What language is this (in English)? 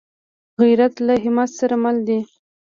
Pashto